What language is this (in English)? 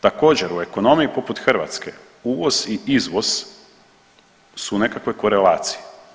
Croatian